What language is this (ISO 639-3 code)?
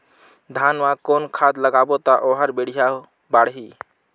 hne